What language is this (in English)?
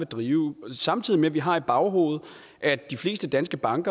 Danish